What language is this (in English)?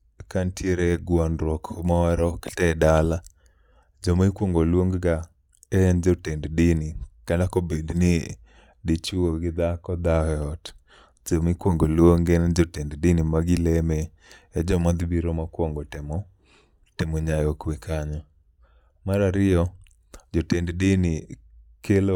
Luo (Kenya and Tanzania)